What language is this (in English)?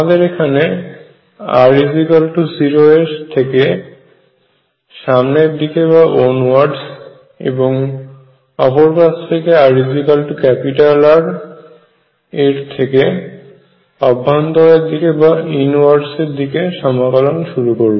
Bangla